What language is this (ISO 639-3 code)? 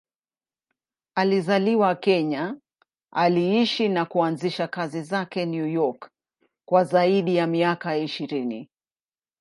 swa